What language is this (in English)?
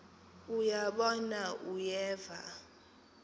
Xhosa